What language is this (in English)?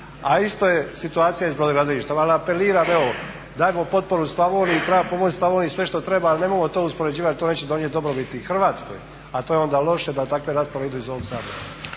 Croatian